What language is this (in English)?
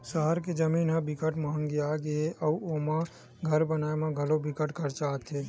Chhattisgarhi